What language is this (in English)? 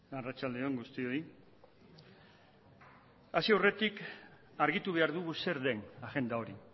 Basque